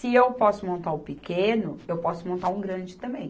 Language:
Portuguese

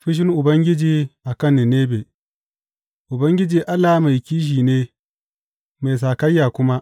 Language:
Hausa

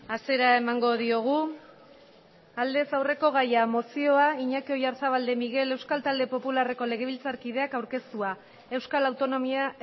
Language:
Basque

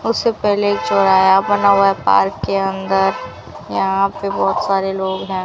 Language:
Hindi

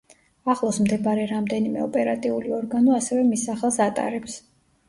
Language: Georgian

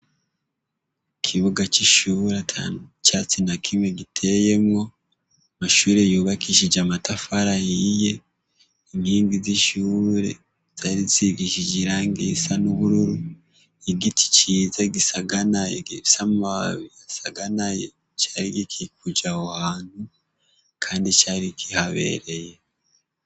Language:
Rundi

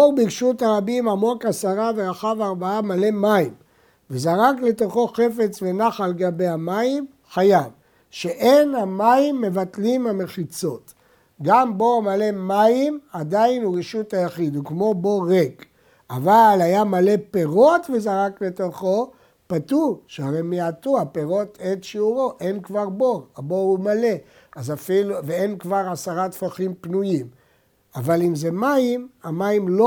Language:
Hebrew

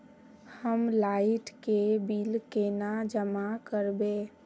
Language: Magahi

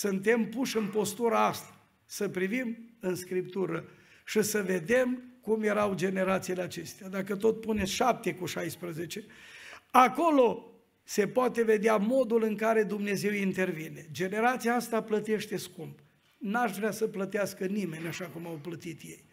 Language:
Romanian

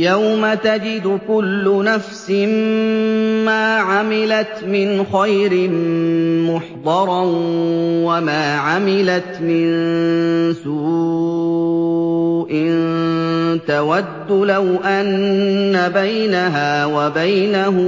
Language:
Arabic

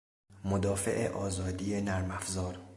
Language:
Persian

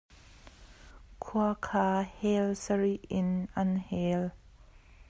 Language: Hakha Chin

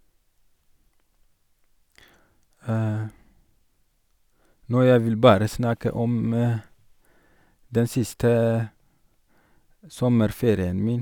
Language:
Norwegian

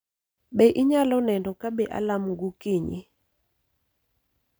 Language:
Luo (Kenya and Tanzania)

